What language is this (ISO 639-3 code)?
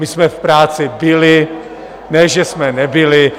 ces